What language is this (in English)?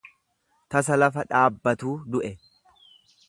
Oromo